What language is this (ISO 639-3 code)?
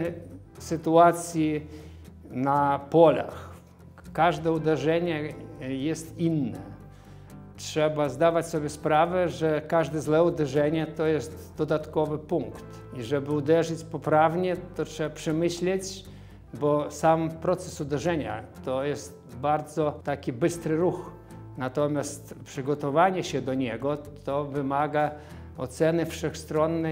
pol